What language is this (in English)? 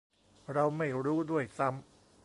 Thai